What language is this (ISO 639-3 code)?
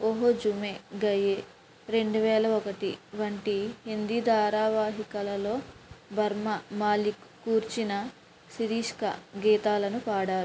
tel